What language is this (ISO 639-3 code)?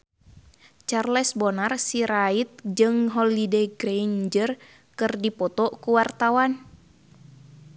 sun